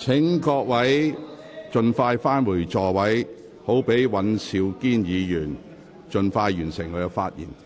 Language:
Cantonese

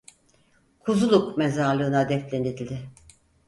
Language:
Turkish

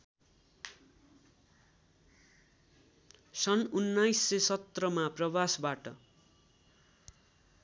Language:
Nepali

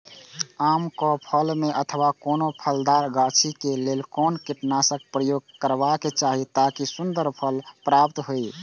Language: Maithili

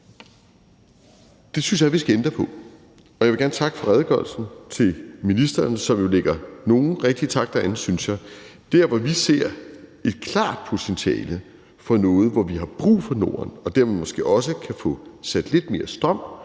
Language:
Danish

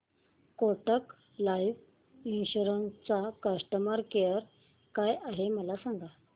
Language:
Marathi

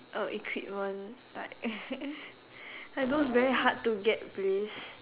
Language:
English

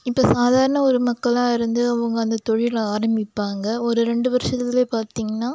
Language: Tamil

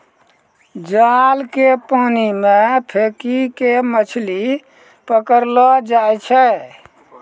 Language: Maithili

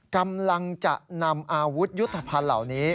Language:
Thai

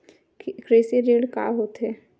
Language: Chhattisgarhi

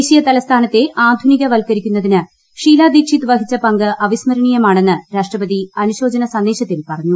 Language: Malayalam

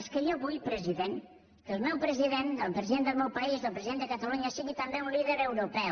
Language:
Catalan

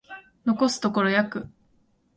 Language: Japanese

